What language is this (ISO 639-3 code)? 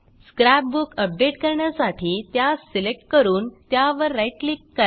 mar